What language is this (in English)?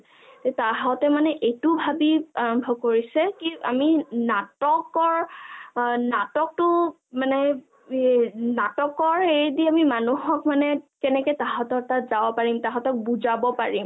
Assamese